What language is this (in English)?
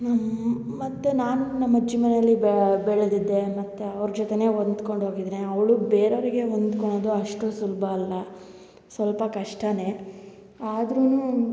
Kannada